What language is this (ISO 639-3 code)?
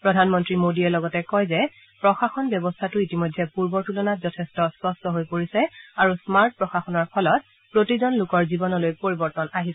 asm